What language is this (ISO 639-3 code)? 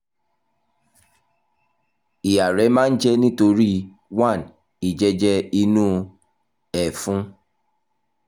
yor